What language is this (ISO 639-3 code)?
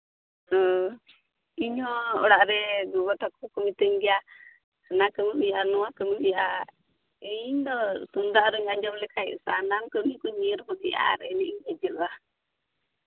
sat